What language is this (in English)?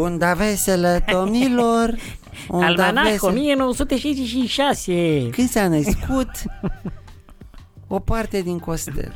Romanian